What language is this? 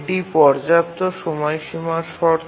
Bangla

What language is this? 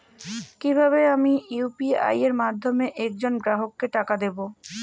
Bangla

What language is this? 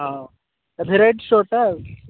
Odia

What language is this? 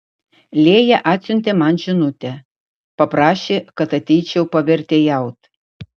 Lithuanian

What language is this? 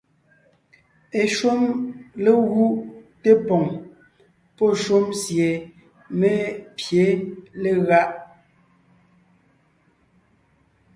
Ngiemboon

